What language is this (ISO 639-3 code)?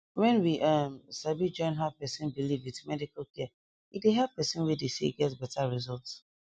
pcm